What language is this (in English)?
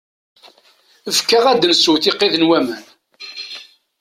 Kabyle